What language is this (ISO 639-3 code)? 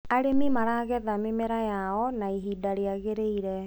kik